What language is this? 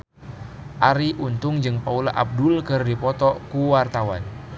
Sundanese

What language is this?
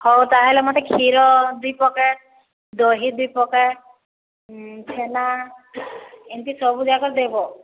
Odia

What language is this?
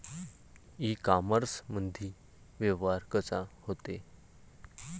Marathi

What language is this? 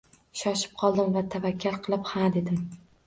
Uzbek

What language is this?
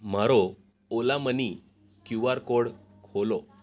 Gujarati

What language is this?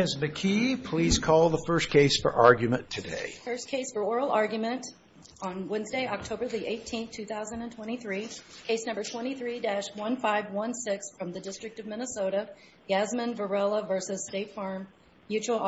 English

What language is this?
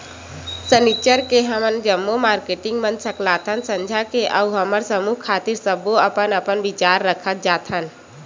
Chhattisgarhi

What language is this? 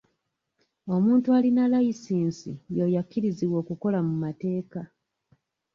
Ganda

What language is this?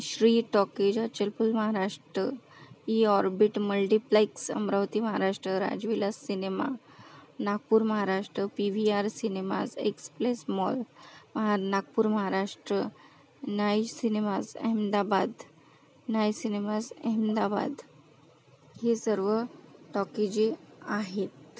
Marathi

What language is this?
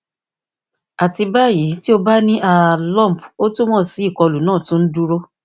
Yoruba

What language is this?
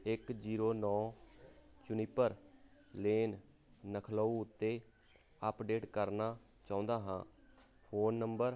Punjabi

